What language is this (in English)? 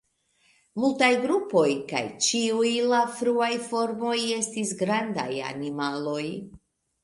Esperanto